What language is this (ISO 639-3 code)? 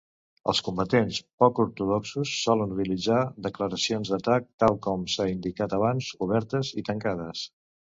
cat